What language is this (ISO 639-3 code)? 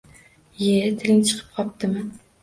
uzb